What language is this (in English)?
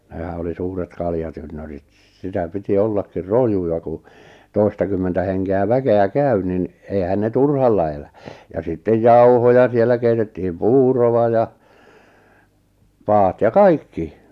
Finnish